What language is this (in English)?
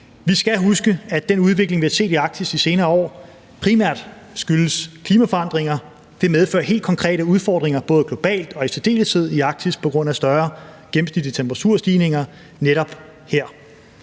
Danish